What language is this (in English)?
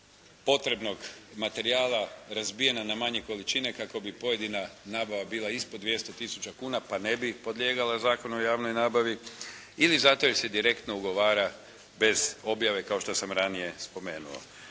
Croatian